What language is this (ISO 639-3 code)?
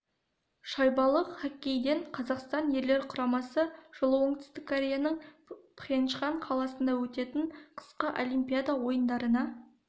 kaz